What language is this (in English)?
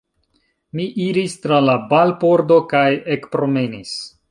Esperanto